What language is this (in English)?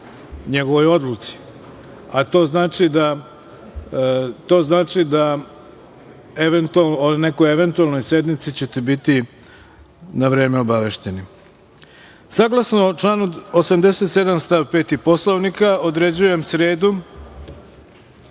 Serbian